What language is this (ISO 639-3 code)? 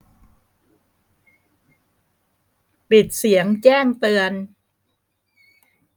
tha